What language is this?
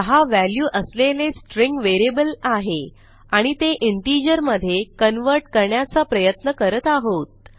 Marathi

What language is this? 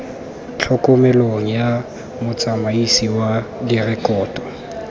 Tswana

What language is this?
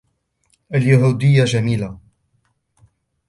Arabic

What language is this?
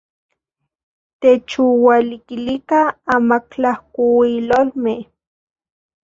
Central Puebla Nahuatl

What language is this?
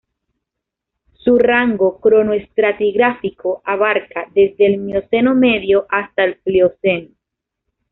Spanish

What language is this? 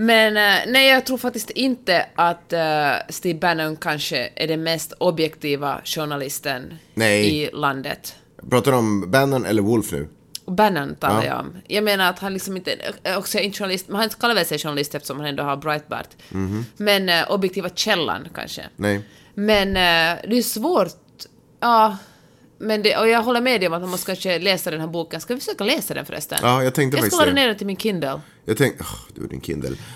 Swedish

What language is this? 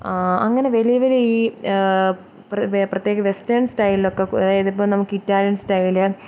Malayalam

